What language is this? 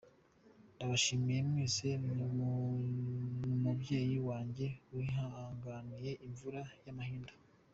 Kinyarwanda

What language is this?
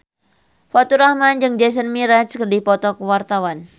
Sundanese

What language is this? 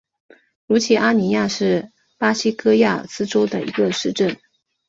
Chinese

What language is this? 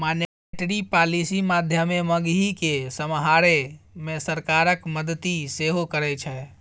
Maithili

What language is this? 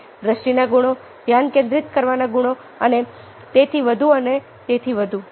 Gujarati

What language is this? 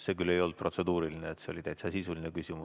Estonian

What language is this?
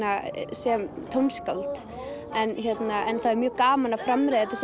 Icelandic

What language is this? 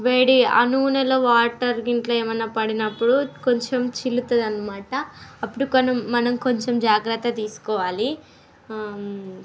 Telugu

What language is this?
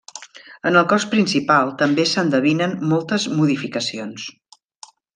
Catalan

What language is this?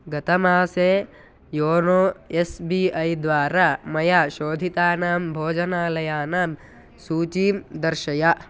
Sanskrit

